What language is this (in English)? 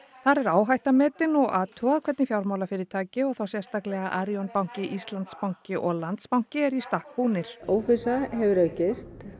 Icelandic